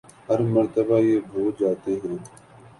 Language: Urdu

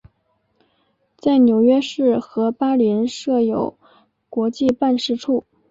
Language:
Chinese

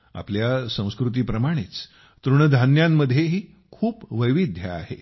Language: Marathi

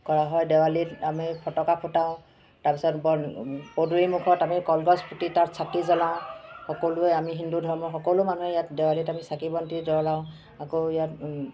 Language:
Assamese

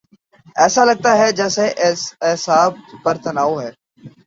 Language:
Urdu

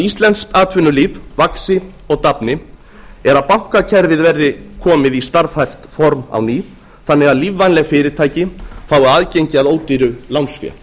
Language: Icelandic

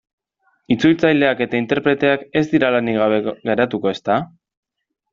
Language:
Basque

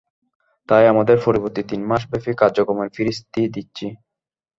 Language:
Bangla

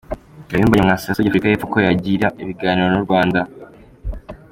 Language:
Kinyarwanda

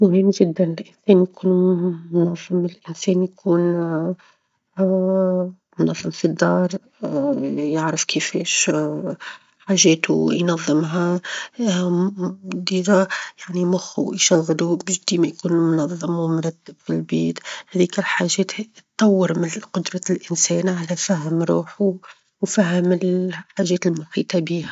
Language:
Tunisian Arabic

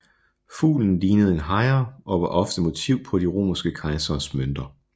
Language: Danish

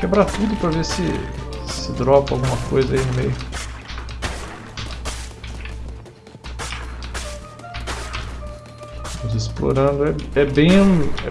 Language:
Portuguese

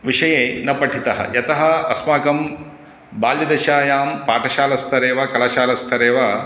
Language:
Sanskrit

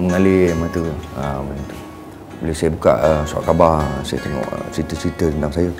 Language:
Malay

